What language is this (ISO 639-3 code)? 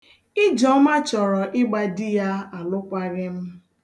ibo